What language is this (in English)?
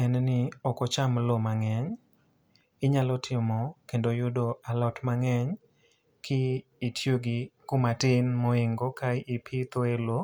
Luo (Kenya and Tanzania)